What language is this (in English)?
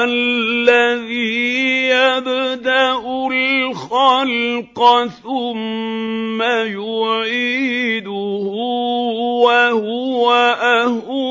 Arabic